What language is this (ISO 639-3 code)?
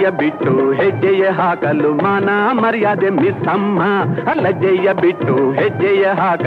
kan